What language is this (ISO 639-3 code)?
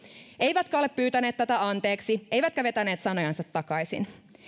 fin